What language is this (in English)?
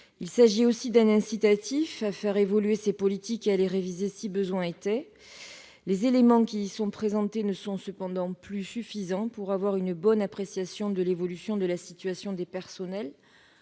French